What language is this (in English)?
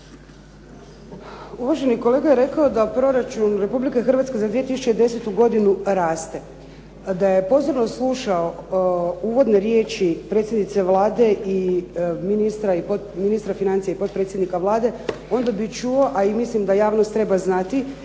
Croatian